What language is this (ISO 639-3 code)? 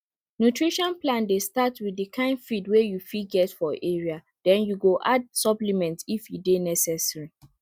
pcm